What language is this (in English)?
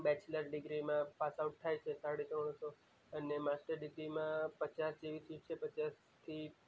Gujarati